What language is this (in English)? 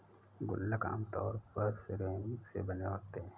Hindi